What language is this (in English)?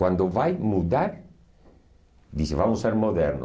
Portuguese